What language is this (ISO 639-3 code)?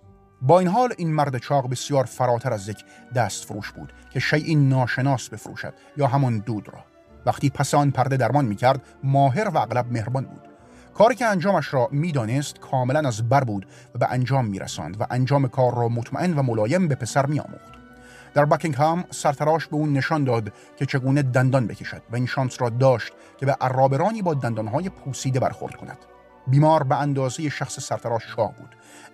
fas